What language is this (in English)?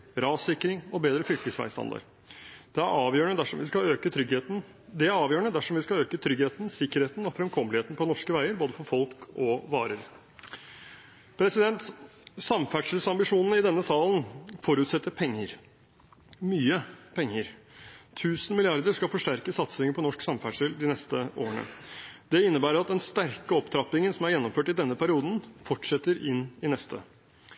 Norwegian Bokmål